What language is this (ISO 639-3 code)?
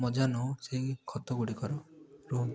ori